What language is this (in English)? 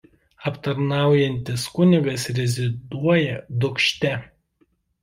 Lithuanian